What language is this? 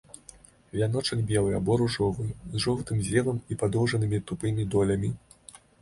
Belarusian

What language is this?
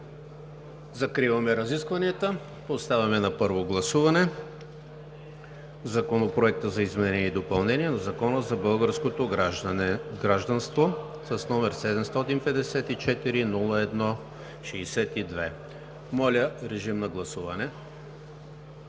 Bulgarian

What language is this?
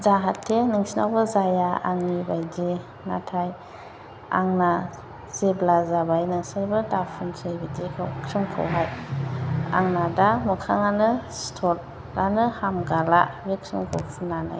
Bodo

